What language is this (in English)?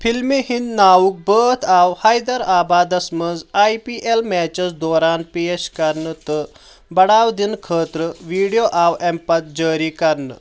Kashmiri